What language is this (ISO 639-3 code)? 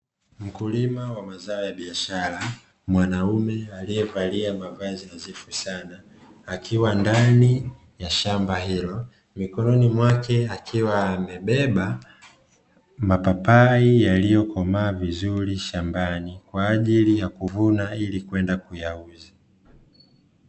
swa